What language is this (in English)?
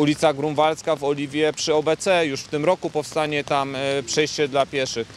Polish